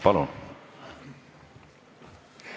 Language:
Estonian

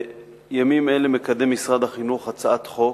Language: Hebrew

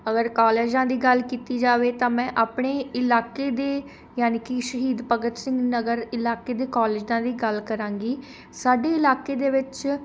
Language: Punjabi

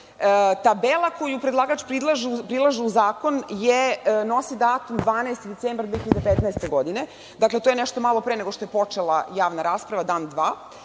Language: Serbian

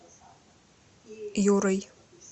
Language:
Russian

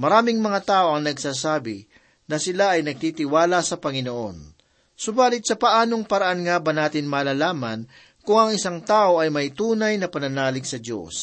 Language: Filipino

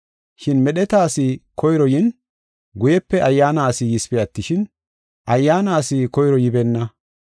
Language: Gofa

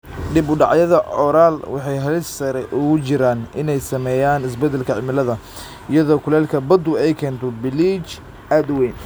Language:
Somali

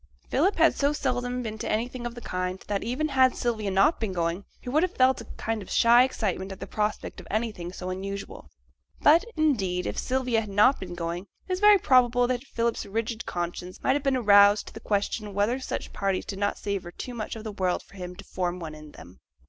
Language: English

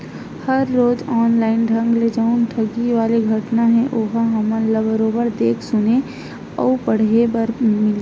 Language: Chhattisgarhi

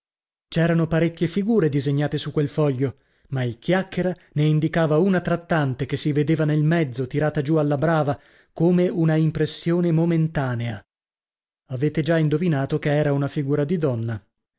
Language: Italian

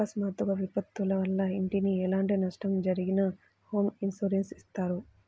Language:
Telugu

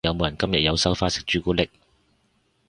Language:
Cantonese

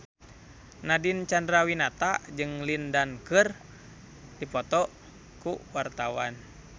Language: Sundanese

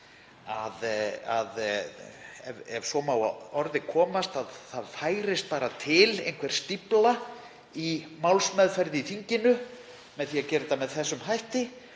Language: Icelandic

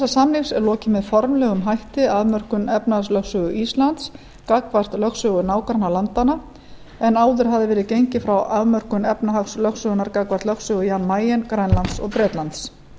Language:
Icelandic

